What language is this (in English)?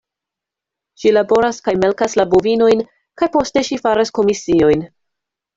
Esperanto